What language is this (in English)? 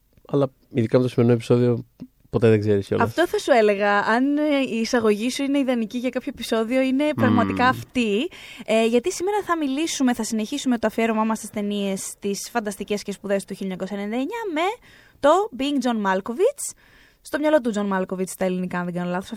Greek